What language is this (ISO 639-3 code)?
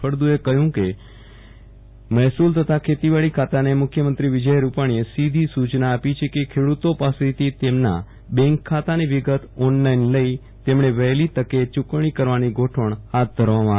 guj